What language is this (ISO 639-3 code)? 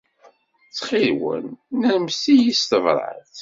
kab